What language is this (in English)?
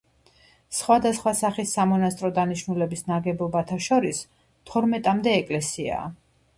Georgian